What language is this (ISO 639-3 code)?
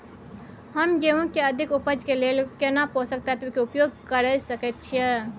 mai